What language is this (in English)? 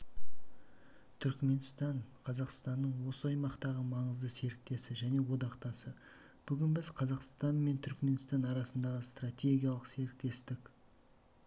Kazakh